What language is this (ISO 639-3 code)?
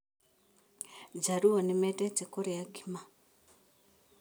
kik